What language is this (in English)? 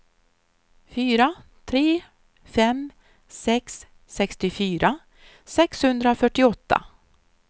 Swedish